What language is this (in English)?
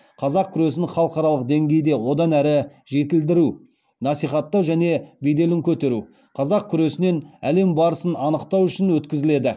Kazakh